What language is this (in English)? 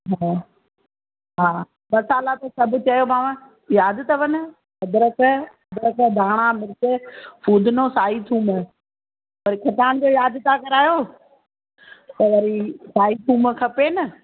Sindhi